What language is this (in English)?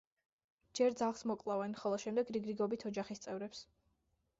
Georgian